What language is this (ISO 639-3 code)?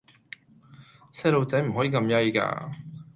yue